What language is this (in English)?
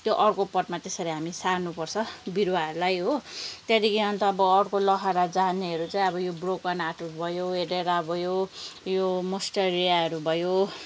Nepali